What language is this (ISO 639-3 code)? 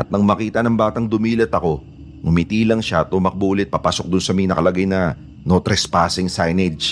fil